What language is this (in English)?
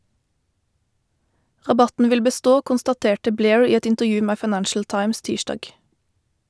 Norwegian